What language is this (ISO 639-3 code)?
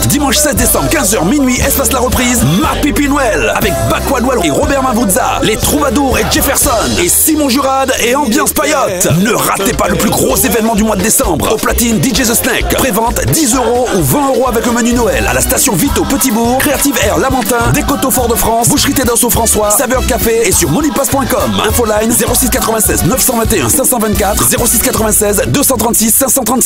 fra